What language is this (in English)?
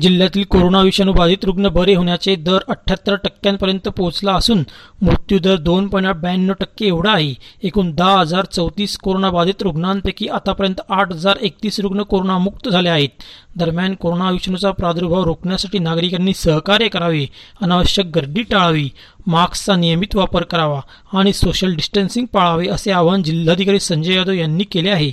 Marathi